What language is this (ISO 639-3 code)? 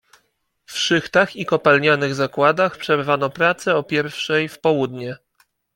pol